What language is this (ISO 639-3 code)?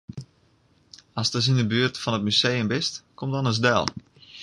fry